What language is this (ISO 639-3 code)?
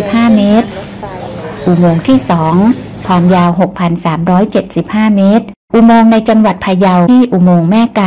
tha